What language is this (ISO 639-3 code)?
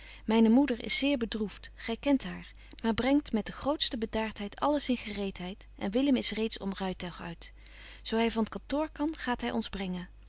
nld